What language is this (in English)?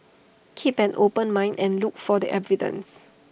English